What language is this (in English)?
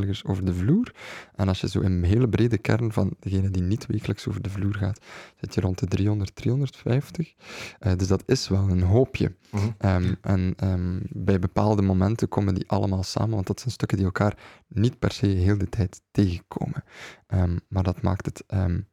Dutch